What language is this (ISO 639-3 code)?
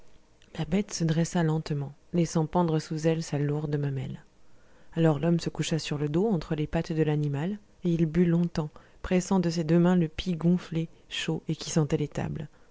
fra